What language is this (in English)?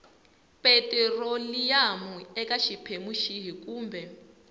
Tsonga